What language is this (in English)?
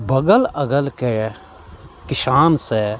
Maithili